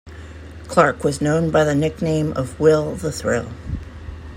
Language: English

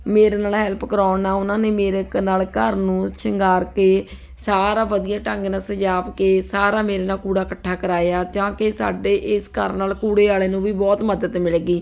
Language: Punjabi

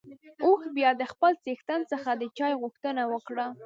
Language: Pashto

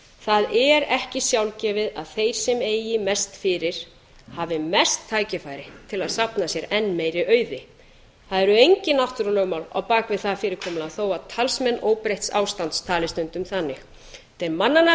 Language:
Icelandic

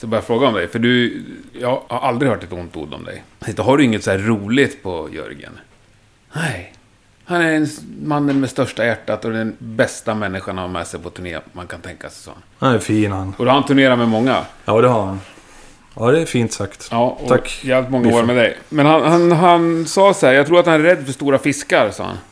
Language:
Swedish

